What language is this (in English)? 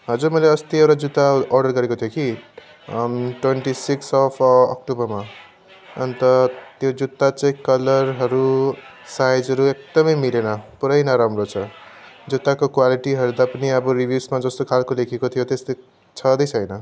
Nepali